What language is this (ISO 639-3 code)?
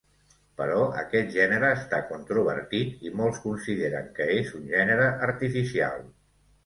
cat